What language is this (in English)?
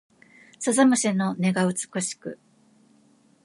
Japanese